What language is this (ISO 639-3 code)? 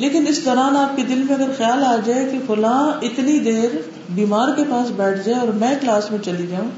urd